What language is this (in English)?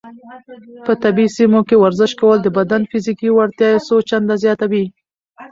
Pashto